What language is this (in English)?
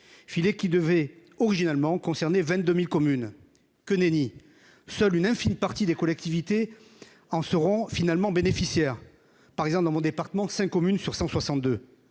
French